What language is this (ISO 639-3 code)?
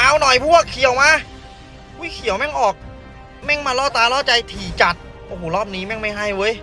tha